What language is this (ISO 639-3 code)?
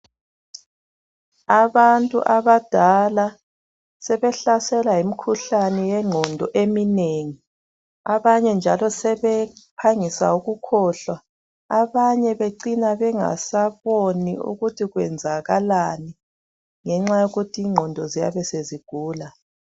nde